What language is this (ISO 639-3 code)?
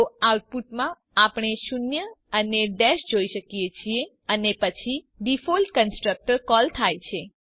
guj